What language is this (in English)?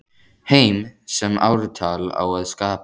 Icelandic